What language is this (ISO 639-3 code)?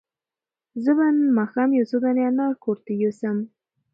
pus